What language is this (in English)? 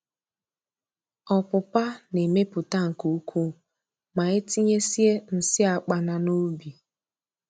Igbo